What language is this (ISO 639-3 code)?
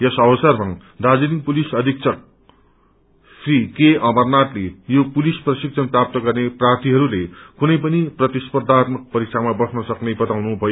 nep